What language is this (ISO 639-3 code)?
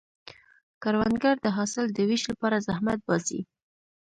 pus